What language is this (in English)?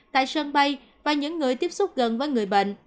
Vietnamese